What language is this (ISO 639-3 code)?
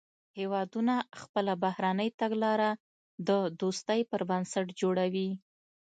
pus